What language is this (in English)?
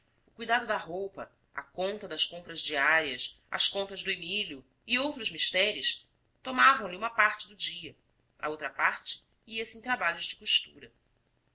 Portuguese